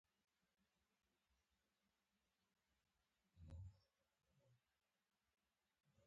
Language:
Pashto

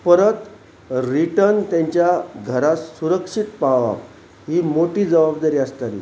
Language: Konkani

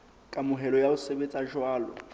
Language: Southern Sotho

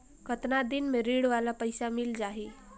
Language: Chhattisgarhi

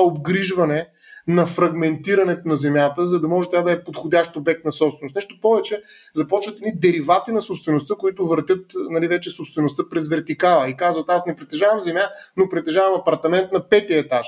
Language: Bulgarian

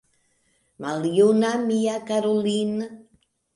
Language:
Esperanto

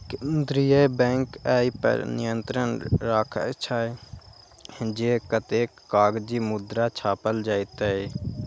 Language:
Maithili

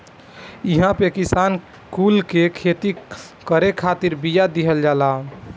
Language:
Bhojpuri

